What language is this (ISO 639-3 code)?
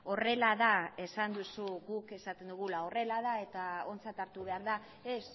eus